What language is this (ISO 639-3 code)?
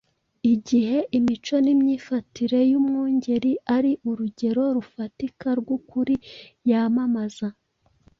kin